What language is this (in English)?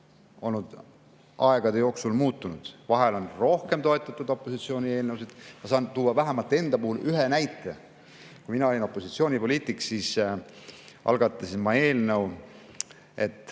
Estonian